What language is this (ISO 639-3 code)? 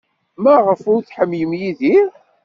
kab